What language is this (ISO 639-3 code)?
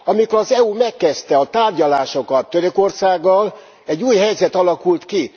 hun